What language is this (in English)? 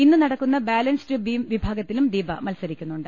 Malayalam